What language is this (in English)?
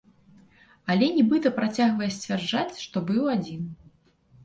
Belarusian